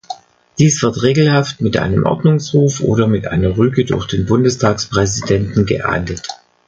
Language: German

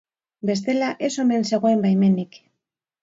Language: Basque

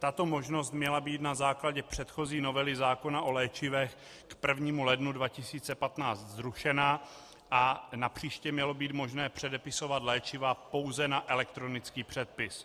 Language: Czech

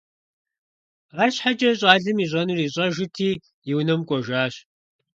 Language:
Kabardian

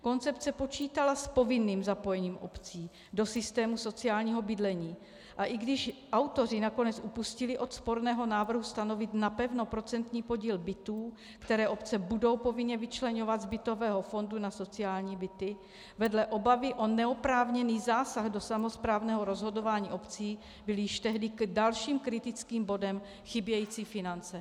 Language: Czech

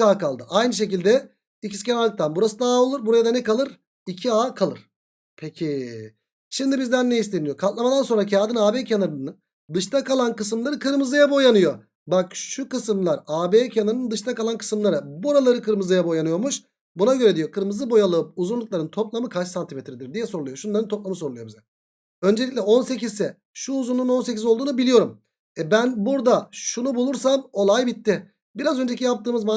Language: Turkish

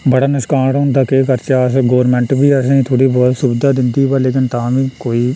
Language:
Dogri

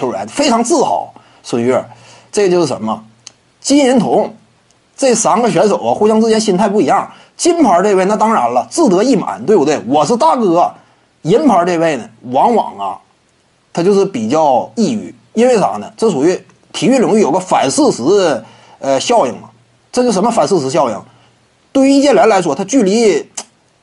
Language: Chinese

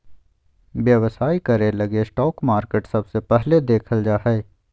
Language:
Magahi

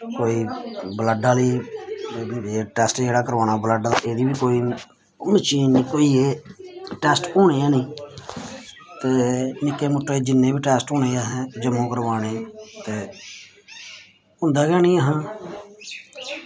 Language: Dogri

